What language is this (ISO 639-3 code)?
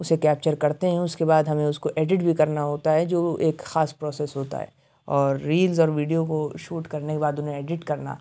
urd